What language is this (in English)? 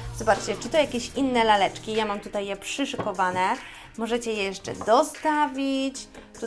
Polish